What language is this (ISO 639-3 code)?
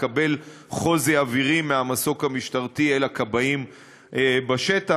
heb